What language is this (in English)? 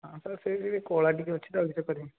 Odia